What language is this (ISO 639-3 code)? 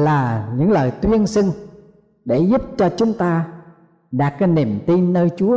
vie